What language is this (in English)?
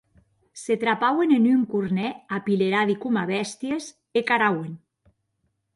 Occitan